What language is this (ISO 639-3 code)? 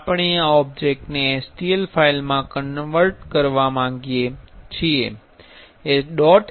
guj